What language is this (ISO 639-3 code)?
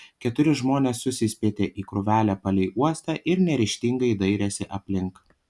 lit